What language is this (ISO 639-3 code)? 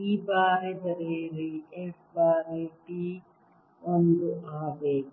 kan